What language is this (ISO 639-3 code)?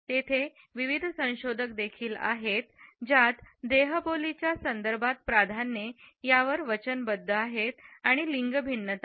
mar